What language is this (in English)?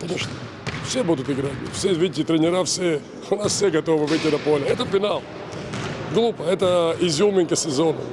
Russian